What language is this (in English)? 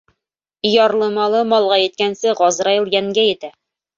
Bashkir